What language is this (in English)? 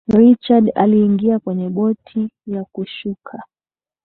Swahili